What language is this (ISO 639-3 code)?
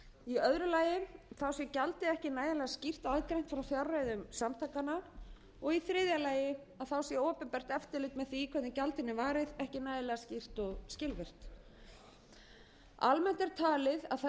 isl